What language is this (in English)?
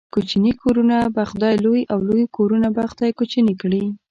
Pashto